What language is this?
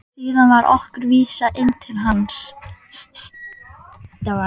Icelandic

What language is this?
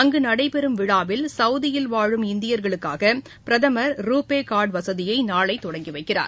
Tamil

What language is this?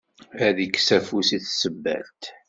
Kabyle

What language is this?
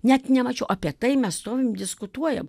Lithuanian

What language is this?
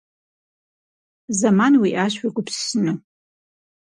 Kabardian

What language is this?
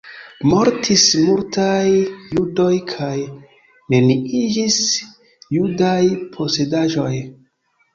Esperanto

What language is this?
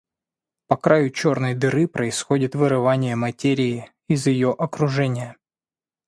Russian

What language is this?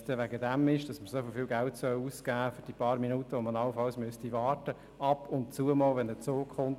Swiss German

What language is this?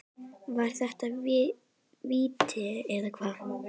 Icelandic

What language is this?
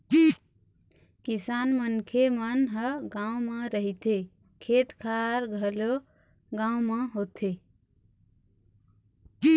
Chhattisgarhi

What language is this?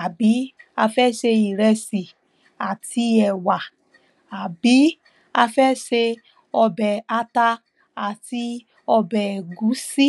Yoruba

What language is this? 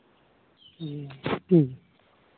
Santali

